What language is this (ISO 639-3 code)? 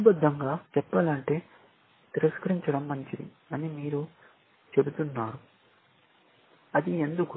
tel